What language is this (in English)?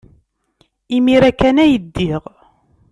Kabyle